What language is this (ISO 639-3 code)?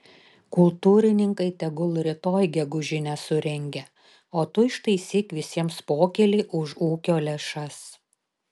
lit